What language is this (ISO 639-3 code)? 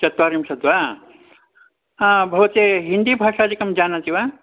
san